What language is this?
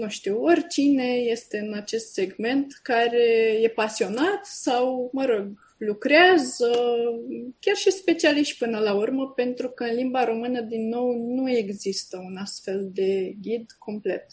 Romanian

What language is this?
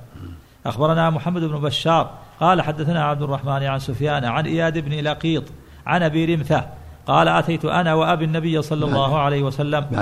Arabic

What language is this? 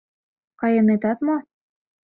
Mari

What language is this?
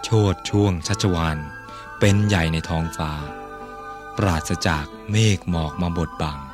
Thai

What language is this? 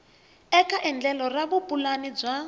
Tsonga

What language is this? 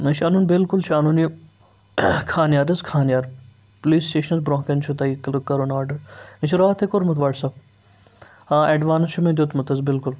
Kashmiri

